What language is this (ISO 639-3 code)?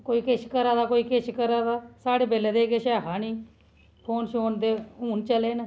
doi